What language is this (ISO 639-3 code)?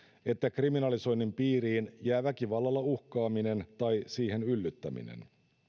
fin